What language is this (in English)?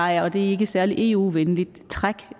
Danish